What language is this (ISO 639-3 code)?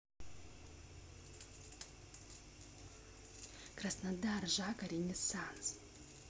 rus